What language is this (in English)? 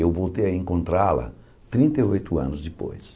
Portuguese